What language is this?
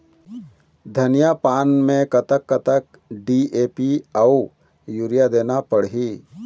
Chhattisgarhi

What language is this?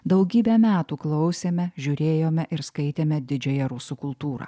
Lithuanian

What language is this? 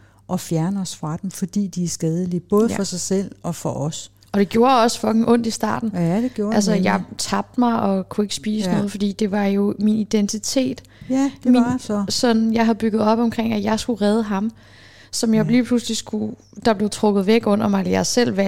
Danish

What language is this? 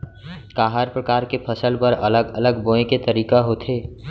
Chhattisgarhi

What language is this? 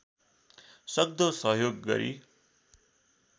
Nepali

